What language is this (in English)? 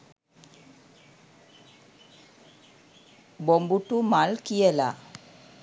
Sinhala